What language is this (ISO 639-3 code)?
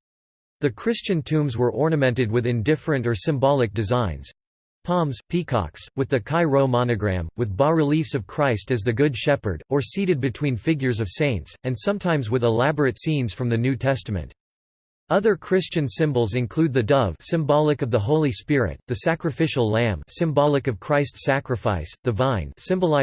eng